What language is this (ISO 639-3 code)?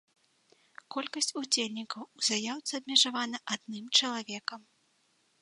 bel